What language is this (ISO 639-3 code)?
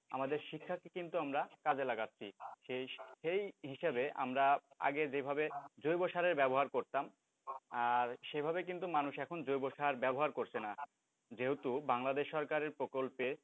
ben